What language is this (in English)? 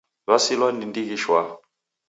Taita